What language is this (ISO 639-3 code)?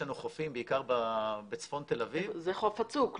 heb